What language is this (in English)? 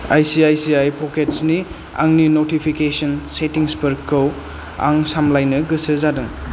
Bodo